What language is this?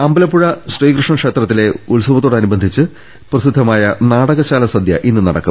Malayalam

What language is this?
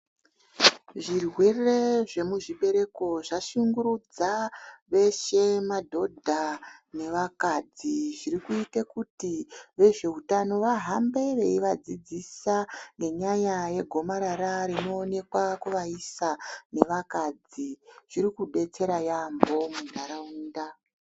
Ndau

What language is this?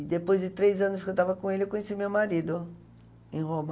Portuguese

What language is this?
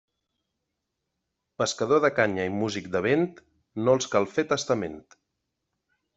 Catalan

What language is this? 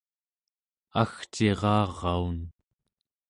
Central Yupik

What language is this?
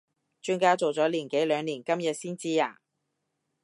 Cantonese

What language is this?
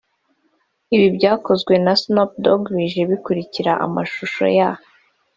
Kinyarwanda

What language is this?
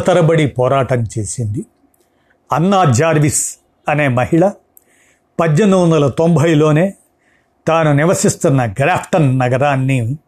Telugu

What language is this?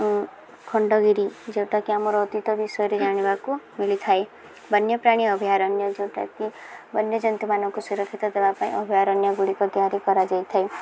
Odia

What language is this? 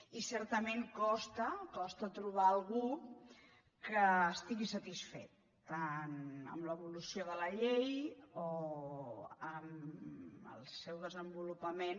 Catalan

